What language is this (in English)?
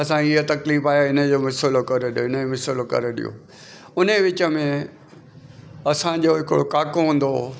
Sindhi